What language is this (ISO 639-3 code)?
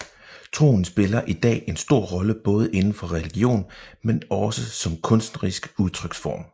dan